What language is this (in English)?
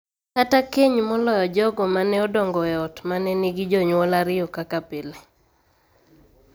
Luo (Kenya and Tanzania)